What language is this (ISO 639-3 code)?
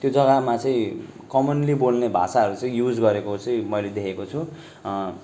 nep